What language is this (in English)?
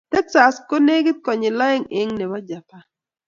Kalenjin